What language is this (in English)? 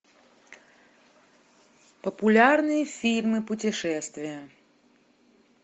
Russian